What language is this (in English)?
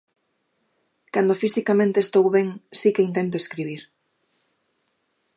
Galician